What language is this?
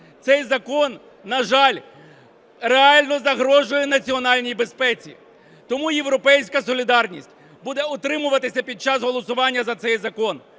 Ukrainian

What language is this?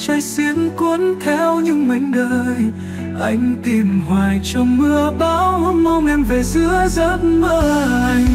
Vietnamese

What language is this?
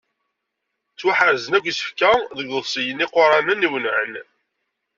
Kabyle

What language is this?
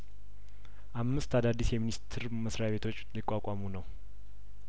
Amharic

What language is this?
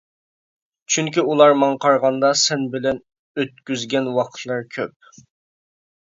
Uyghur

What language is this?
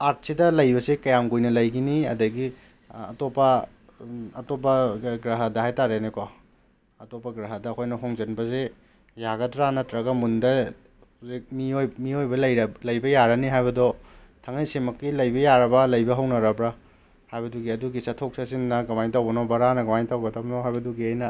Manipuri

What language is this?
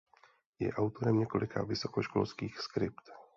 Czech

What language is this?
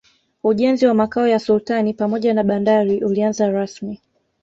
Swahili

